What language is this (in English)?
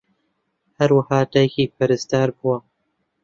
Central Kurdish